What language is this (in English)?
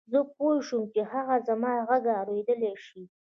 Pashto